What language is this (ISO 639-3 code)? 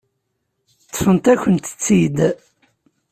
kab